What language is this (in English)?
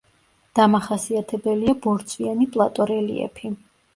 Georgian